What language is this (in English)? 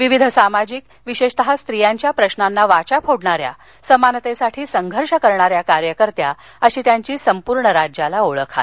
Marathi